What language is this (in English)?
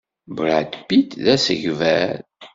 Kabyle